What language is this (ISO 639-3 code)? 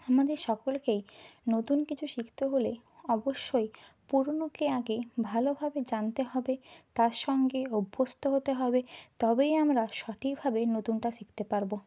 ben